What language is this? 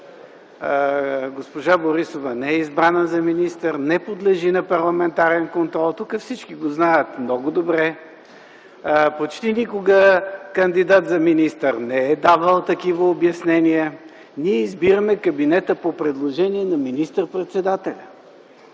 Bulgarian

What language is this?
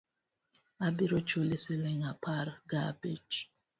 Luo (Kenya and Tanzania)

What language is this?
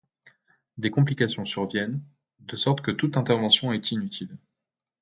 French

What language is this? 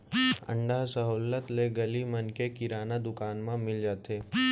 Chhattisgarhi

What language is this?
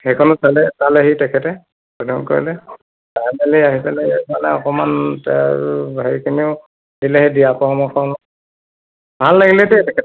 Assamese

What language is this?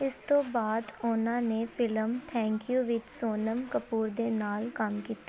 Punjabi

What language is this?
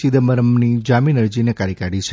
Gujarati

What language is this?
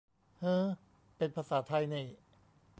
Thai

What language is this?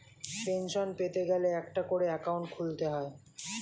Bangla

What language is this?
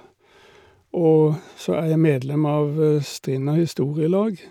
Norwegian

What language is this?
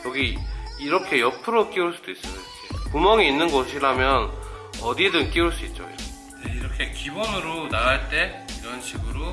Korean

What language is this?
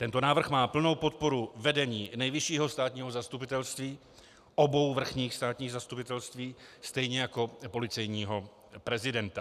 Czech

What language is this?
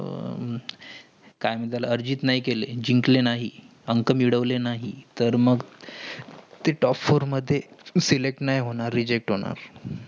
Marathi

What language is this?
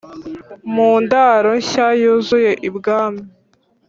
Kinyarwanda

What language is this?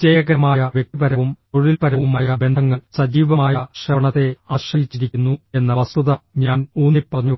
Malayalam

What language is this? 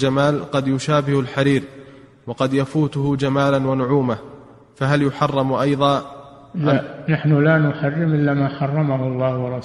Arabic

